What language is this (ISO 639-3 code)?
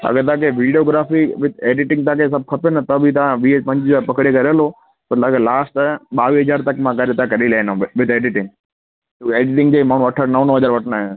snd